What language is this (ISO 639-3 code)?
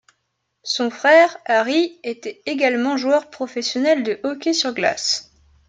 fra